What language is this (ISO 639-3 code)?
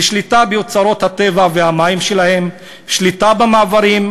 heb